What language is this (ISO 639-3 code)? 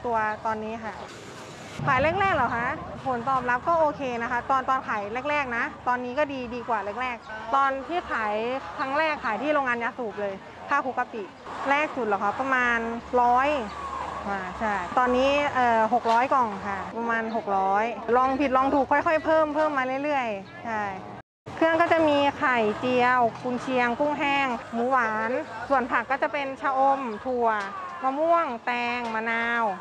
tha